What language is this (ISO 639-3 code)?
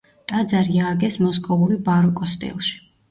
kat